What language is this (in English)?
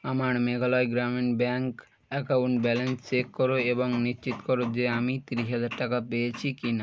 Bangla